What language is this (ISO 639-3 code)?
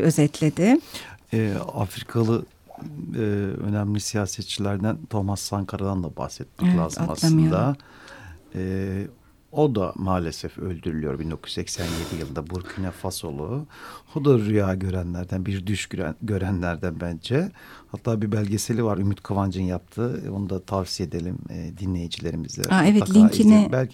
tur